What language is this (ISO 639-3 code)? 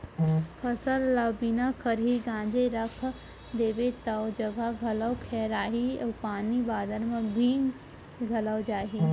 hne